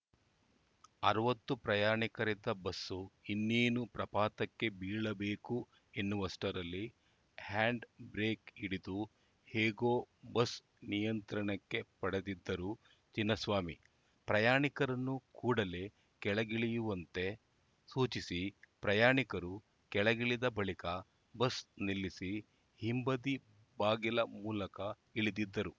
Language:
Kannada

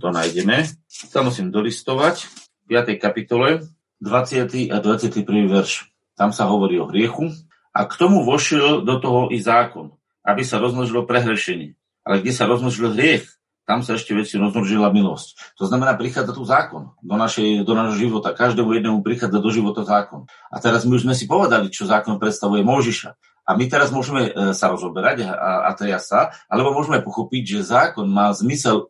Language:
Slovak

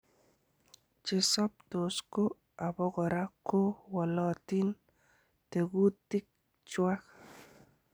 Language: Kalenjin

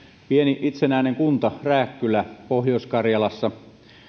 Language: Finnish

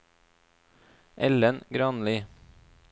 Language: Norwegian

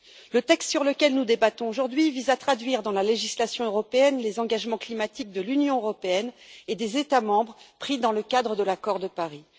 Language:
French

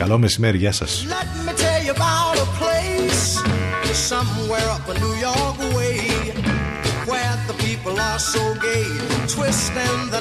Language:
Greek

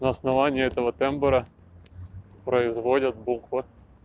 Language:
Russian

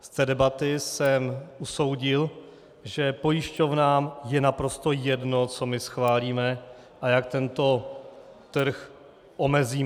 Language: Czech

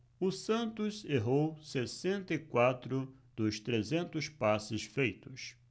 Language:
Portuguese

